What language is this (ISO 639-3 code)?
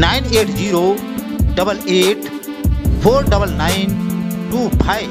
hin